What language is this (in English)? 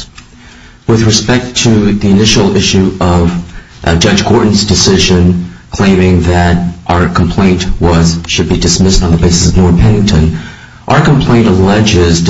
English